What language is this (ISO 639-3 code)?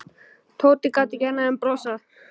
isl